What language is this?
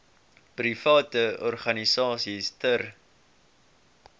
Afrikaans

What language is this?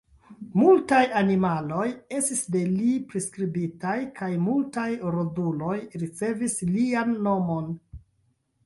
Esperanto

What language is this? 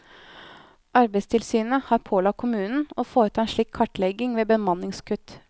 Norwegian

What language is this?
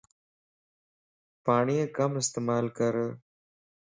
Lasi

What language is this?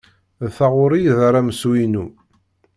Kabyle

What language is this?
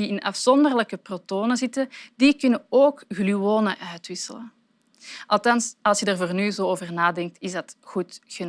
Dutch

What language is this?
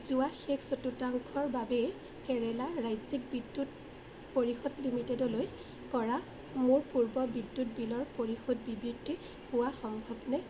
Assamese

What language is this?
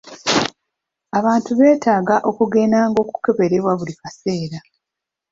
Ganda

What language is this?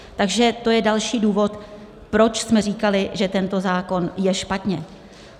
Czech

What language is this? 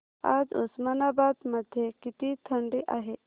Marathi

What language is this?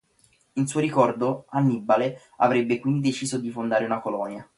Italian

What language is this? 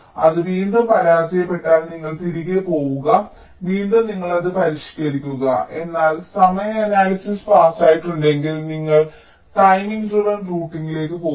Malayalam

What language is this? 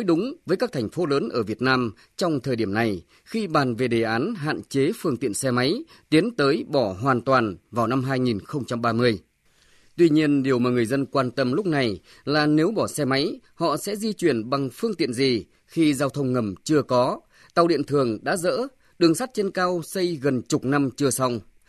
Vietnamese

